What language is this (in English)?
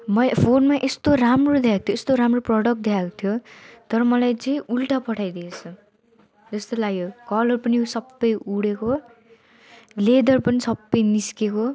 Nepali